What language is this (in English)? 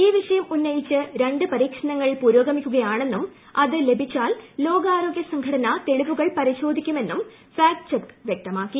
Malayalam